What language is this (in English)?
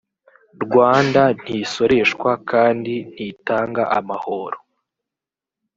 Kinyarwanda